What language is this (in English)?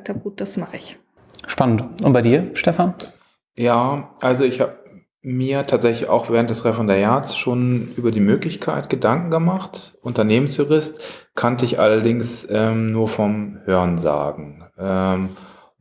German